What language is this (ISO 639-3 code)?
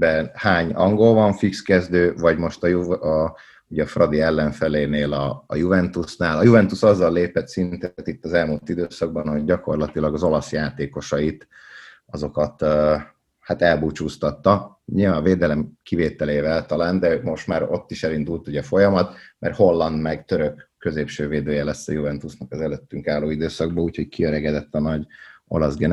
hun